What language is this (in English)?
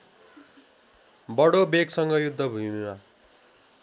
Nepali